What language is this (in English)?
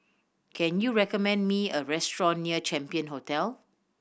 English